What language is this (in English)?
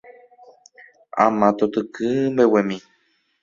Guarani